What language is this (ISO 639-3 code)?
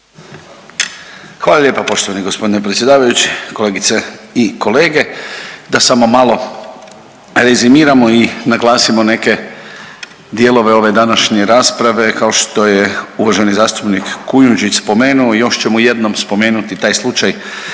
hrv